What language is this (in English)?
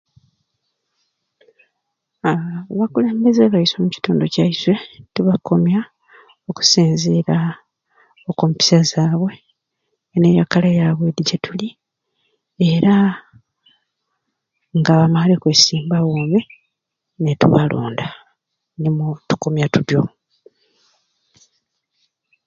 Ruuli